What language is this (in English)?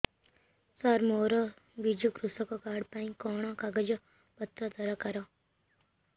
Odia